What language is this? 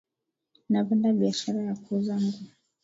Swahili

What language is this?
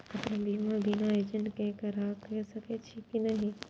Maithili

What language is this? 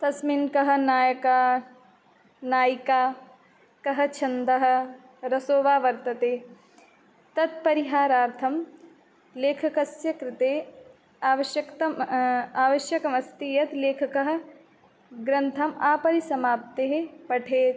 Sanskrit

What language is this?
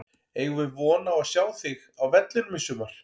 Icelandic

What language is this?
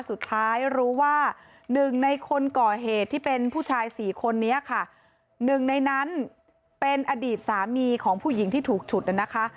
Thai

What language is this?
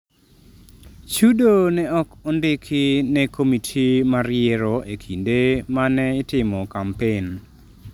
Luo (Kenya and Tanzania)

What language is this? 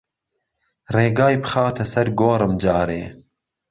Central Kurdish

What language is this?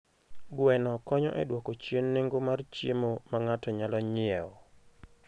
Luo (Kenya and Tanzania)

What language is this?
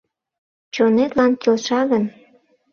Mari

